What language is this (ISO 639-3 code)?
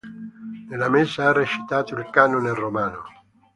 ita